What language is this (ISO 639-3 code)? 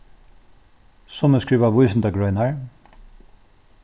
fao